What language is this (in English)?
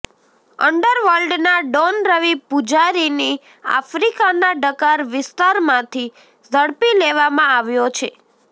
Gujarati